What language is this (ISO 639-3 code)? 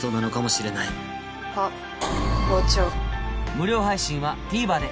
jpn